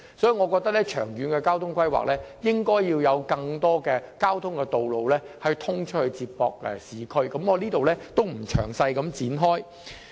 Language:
Cantonese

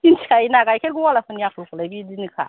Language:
Bodo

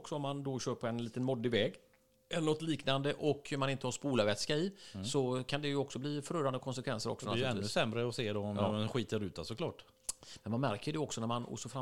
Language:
Swedish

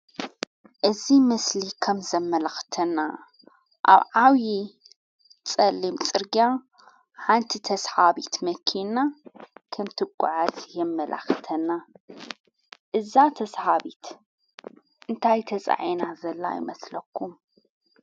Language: Tigrinya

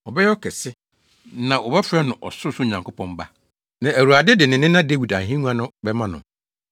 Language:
Akan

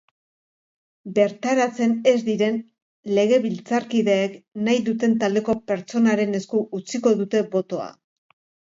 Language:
Basque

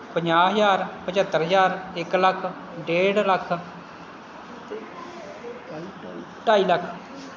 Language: Punjabi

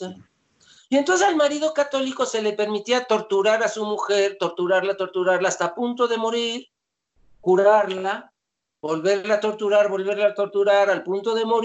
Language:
Spanish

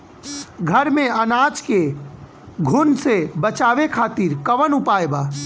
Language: Bhojpuri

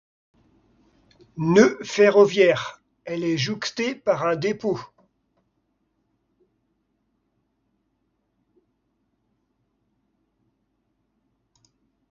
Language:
French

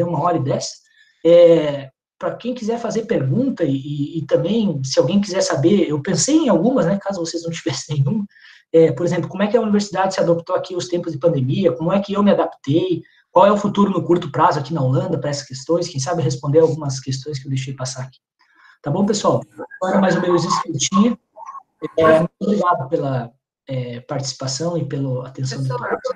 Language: Portuguese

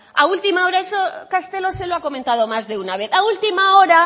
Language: Spanish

